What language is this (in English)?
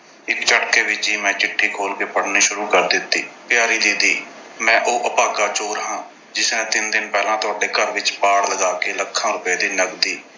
Punjabi